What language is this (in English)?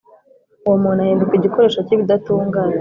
Kinyarwanda